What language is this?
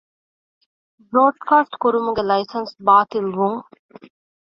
Divehi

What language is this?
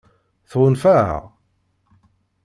Kabyle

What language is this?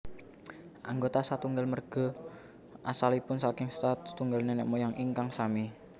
Javanese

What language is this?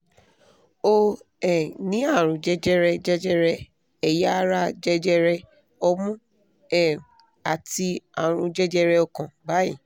Yoruba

